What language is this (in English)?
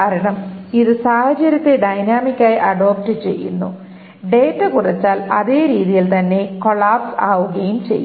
Malayalam